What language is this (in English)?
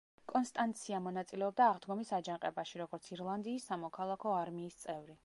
Georgian